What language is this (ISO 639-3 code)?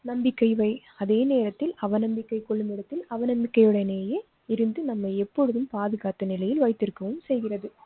tam